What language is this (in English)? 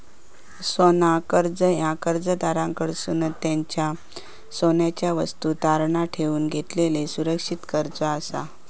Marathi